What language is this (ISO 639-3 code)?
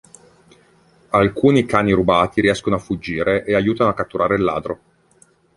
ita